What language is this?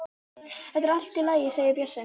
Icelandic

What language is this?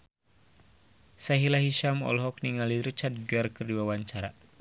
Sundanese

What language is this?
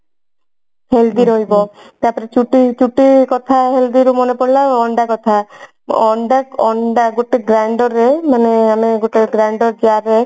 Odia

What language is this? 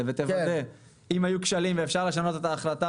Hebrew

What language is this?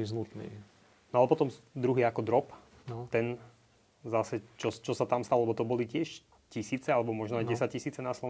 Slovak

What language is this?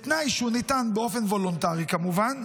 Hebrew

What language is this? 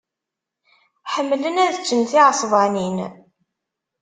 Kabyle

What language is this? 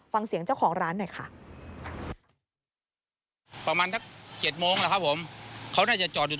Thai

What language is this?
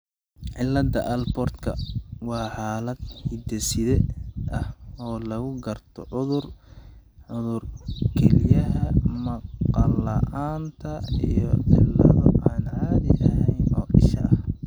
Somali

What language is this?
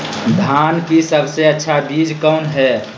Magahi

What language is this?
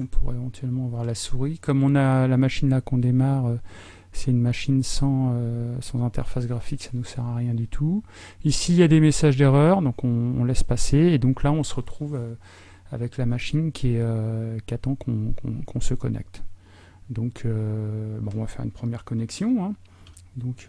French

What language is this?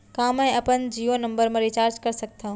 Chhattisgarhi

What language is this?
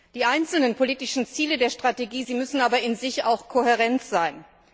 German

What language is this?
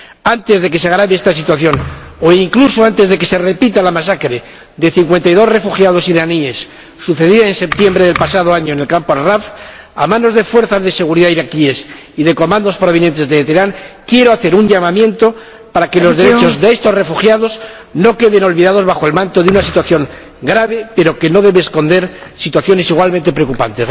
Spanish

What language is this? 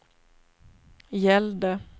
Swedish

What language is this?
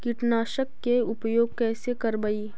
Magahi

